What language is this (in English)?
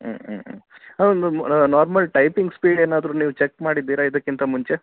Kannada